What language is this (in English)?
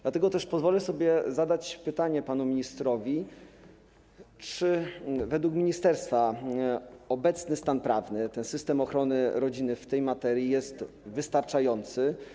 Polish